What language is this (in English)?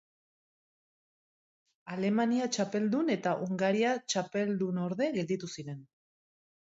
Basque